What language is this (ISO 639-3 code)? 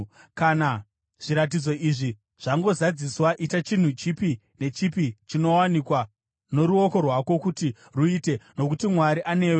sna